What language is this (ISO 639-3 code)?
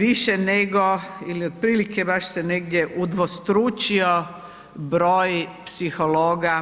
hrv